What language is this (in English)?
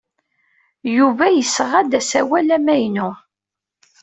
Kabyle